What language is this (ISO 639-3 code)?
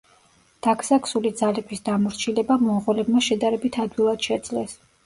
kat